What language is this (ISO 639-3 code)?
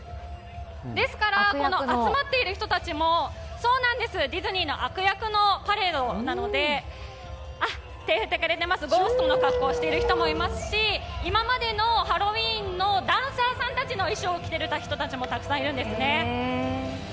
jpn